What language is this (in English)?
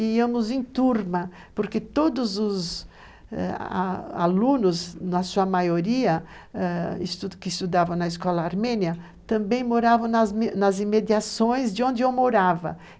Portuguese